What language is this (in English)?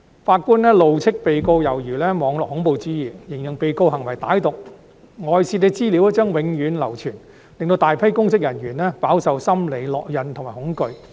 Cantonese